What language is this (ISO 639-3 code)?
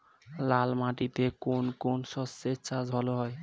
ben